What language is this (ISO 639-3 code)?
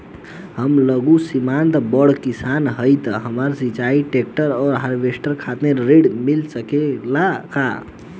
bho